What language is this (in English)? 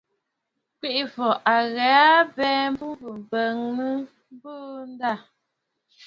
Bafut